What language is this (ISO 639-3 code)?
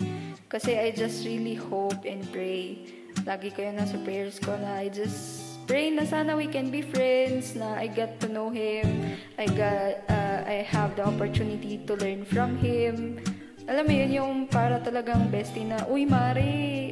fil